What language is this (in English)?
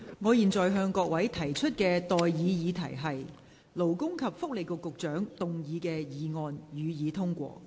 Cantonese